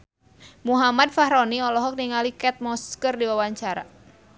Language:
Sundanese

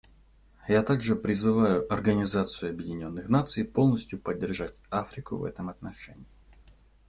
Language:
Russian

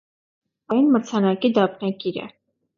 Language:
Armenian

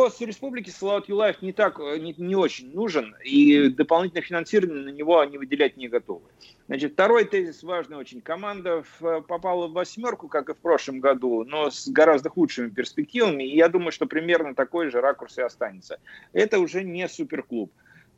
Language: Russian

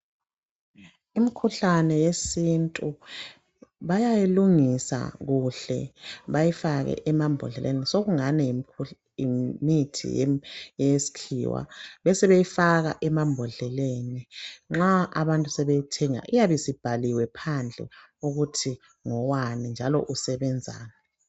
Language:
North Ndebele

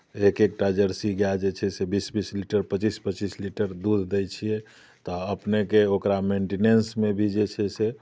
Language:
Maithili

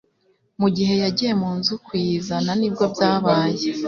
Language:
Kinyarwanda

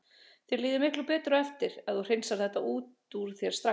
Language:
Icelandic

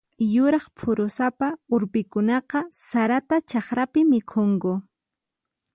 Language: Puno Quechua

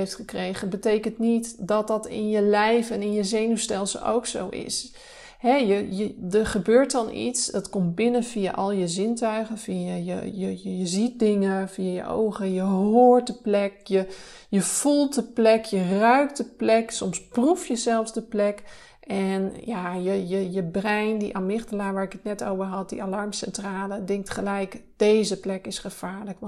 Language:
Dutch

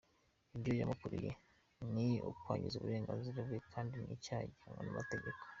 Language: Kinyarwanda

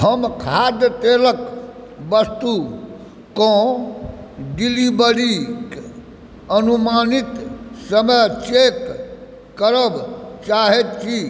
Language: Maithili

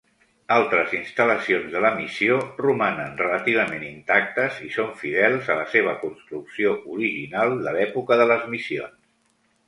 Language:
Catalan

